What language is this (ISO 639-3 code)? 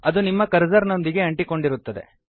kan